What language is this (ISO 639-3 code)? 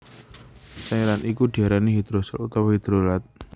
jav